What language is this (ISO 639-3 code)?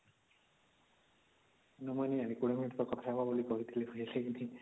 ori